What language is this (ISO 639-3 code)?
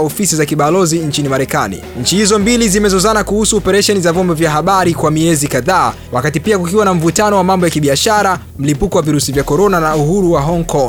swa